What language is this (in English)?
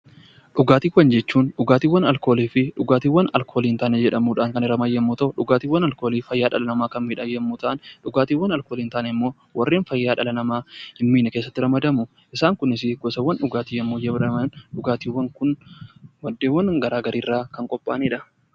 Oromo